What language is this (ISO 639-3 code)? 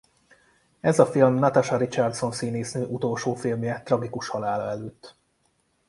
hun